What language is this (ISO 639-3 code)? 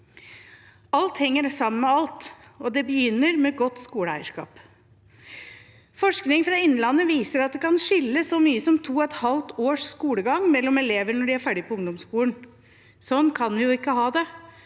nor